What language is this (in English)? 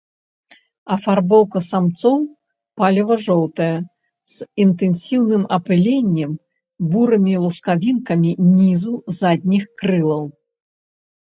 Belarusian